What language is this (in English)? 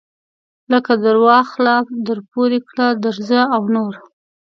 Pashto